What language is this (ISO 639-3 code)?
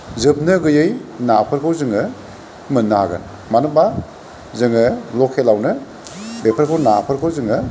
brx